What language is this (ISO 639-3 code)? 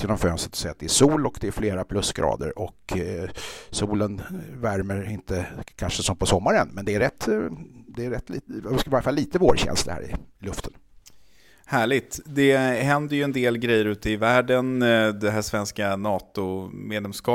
swe